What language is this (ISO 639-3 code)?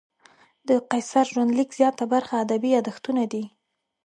pus